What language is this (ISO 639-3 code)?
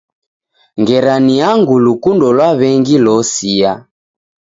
dav